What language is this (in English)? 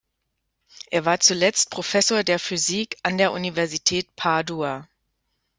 German